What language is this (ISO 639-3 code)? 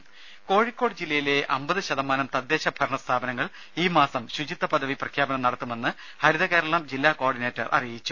mal